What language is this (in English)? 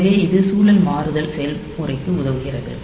Tamil